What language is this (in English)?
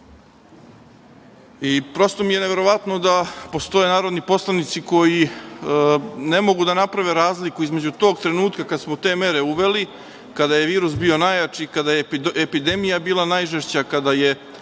Serbian